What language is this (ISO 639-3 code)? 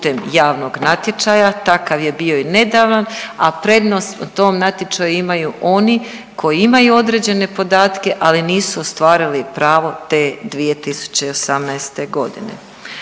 hrv